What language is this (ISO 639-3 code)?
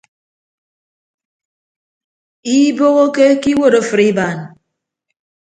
ibb